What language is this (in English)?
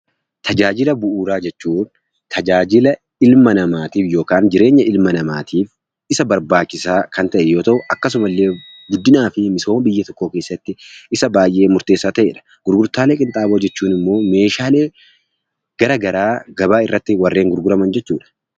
Oromo